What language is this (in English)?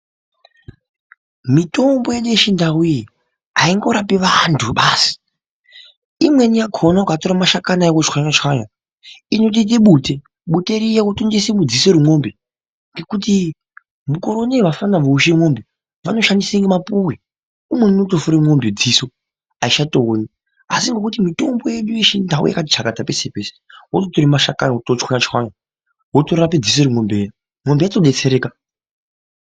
Ndau